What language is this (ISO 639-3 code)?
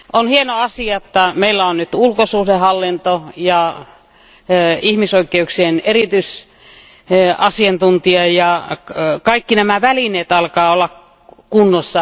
fin